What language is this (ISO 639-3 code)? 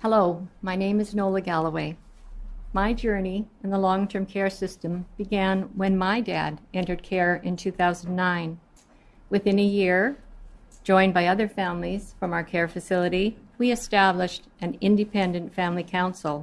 eng